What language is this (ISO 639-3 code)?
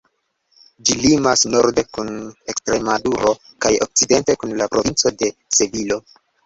epo